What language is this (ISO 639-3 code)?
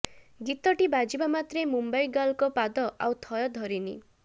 ori